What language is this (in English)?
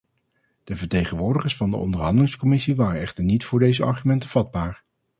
Dutch